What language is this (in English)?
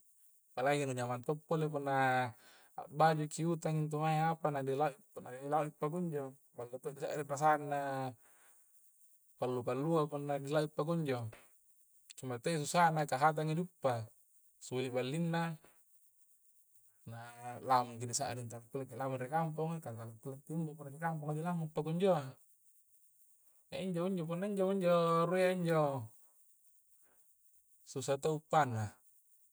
Coastal Konjo